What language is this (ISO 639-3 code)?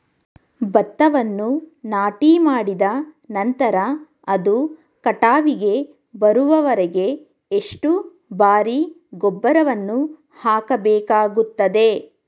kan